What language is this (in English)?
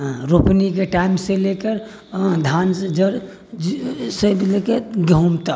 Maithili